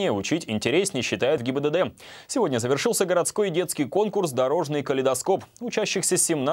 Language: Russian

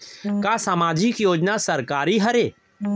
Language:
Chhattisgarhi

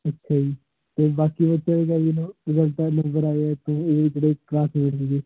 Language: Punjabi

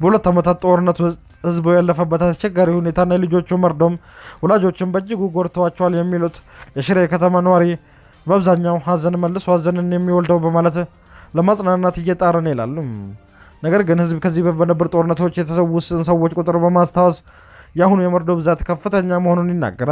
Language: Arabic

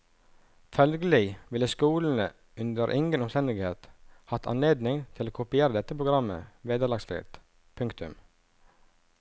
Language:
Norwegian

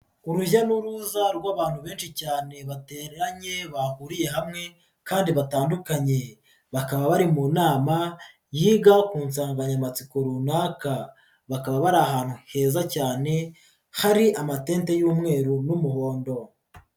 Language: Kinyarwanda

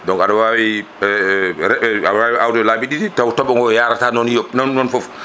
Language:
Fula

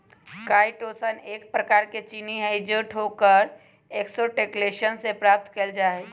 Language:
Magahi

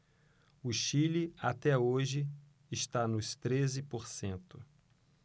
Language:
Portuguese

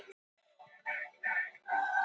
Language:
Icelandic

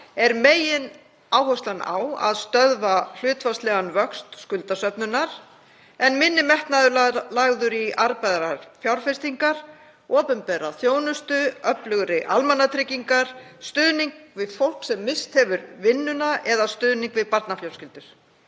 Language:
Icelandic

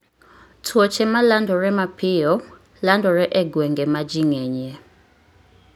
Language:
Luo (Kenya and Tanzania)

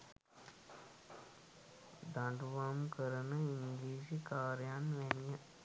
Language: Sinhala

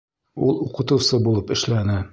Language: Bashkir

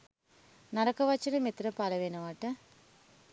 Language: Sinhala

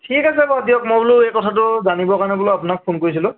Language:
Assamese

